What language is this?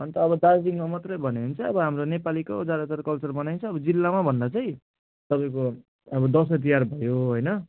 Nepali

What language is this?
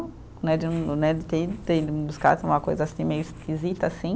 Portuguese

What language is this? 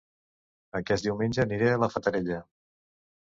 Catalan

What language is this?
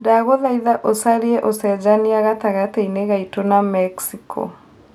Kikuyu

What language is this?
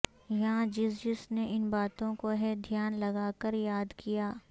Urdu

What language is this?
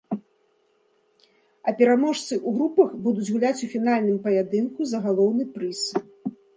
Belarusian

